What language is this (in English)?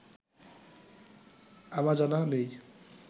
Bangla